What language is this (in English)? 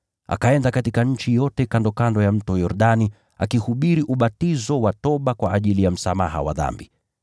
Swahili